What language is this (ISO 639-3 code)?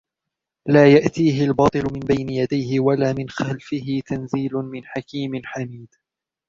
ara